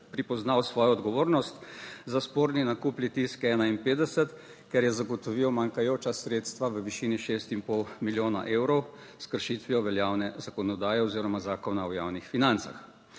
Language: Slovenian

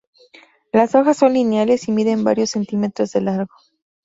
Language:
Spanish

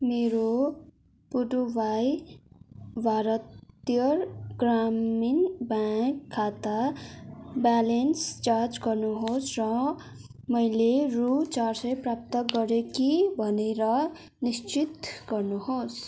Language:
Nepali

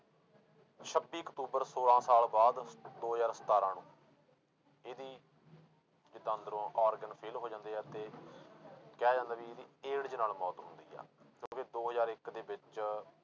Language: Punjabi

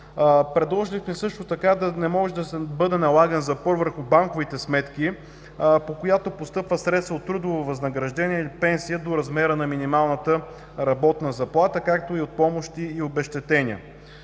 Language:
Bulgarian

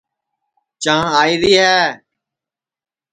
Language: Sansi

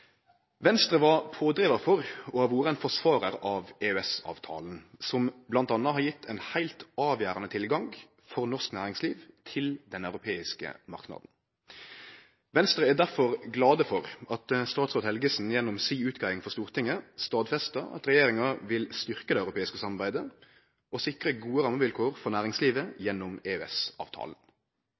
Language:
Norwegian Nynorsk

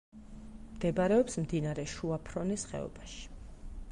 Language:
Georgian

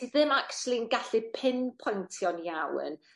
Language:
Welsh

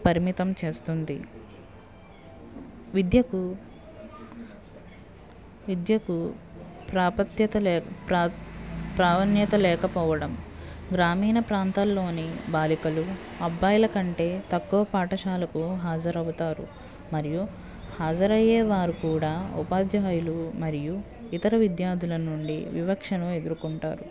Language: Telugu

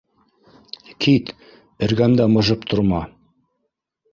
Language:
Bashkir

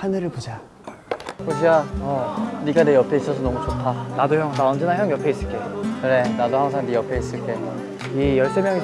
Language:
Korean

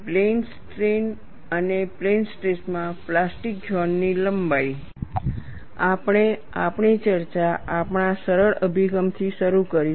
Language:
Gujarati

